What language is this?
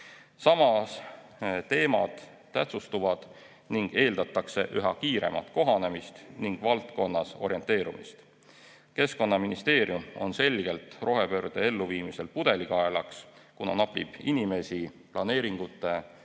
Estonian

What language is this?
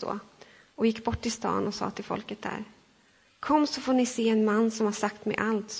Swedish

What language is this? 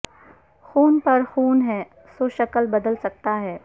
Urdu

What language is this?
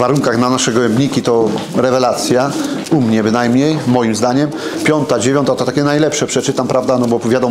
Polish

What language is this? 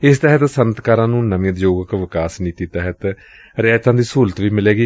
Punjabi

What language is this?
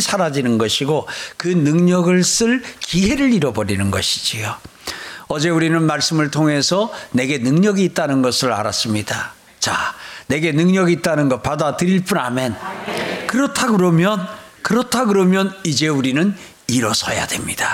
Korean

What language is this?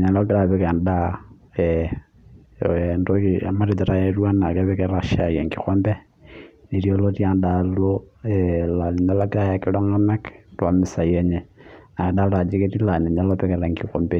Masai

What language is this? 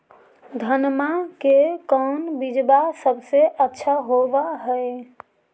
Magahi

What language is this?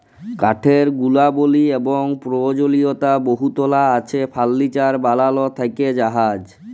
Bangla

